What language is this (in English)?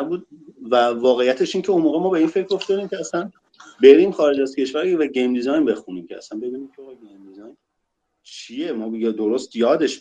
Persian